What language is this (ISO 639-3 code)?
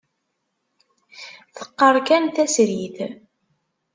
kab